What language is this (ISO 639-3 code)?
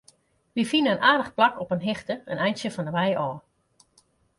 fry